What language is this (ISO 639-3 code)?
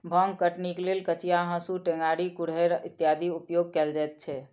mai